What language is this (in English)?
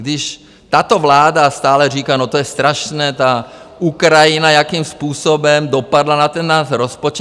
Czech